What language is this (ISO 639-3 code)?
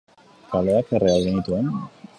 eus